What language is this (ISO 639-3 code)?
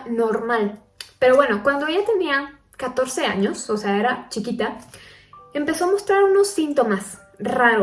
spa